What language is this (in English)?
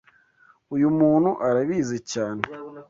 Kinyarwanda